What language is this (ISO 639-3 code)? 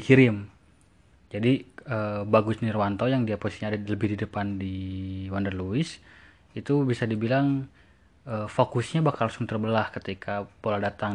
ind